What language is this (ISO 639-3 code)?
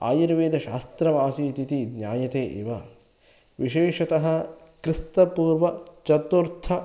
san